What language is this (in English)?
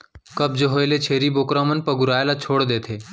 Chhattisgarhi